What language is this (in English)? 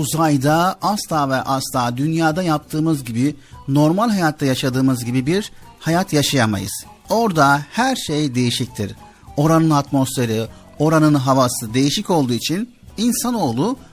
Turkish